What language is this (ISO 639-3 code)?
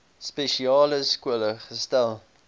afr